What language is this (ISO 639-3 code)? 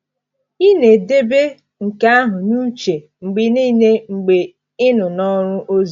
ibo